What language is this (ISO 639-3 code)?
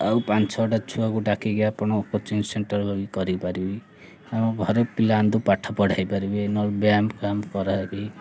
ori